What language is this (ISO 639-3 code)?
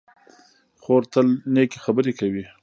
pus